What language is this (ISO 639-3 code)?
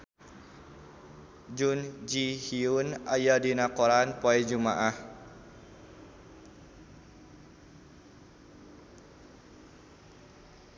sun